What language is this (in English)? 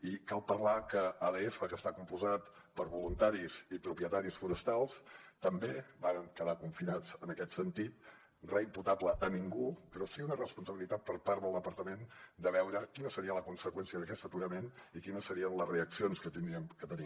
Catalan